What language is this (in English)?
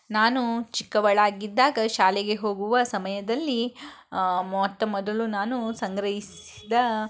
Kannada